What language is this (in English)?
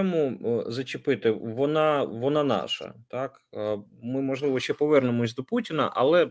Ukrainian